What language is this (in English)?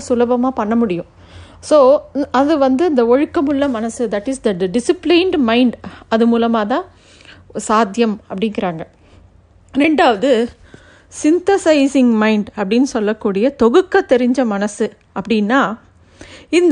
Tamil